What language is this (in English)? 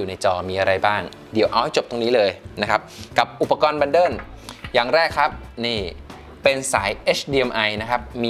Thai